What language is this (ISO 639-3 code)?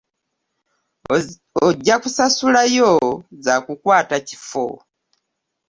lug